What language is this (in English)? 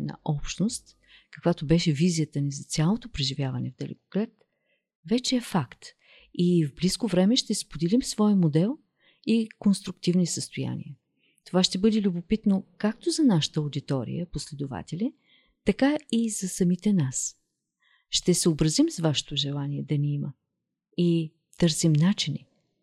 Bulgarian